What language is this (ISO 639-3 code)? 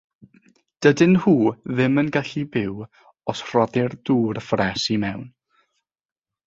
cym